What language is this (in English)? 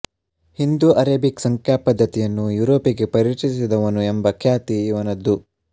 Kannada